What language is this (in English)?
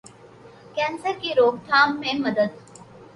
Urdu